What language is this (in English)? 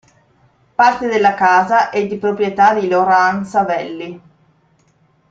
Italian